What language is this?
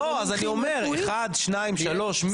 Hebrew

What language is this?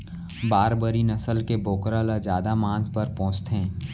Chhattisgarhi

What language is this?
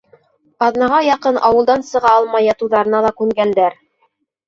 Bashkir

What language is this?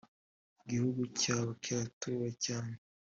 Kinyarwanda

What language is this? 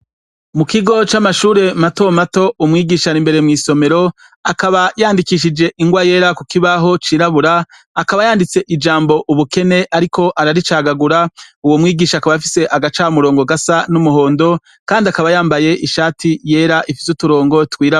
Rundi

